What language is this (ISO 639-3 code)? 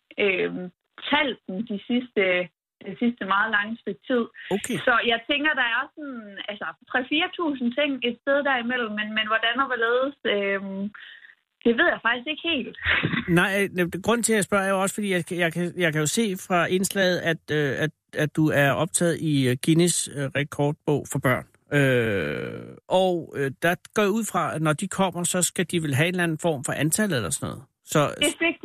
dan